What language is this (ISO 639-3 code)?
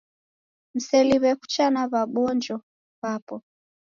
dav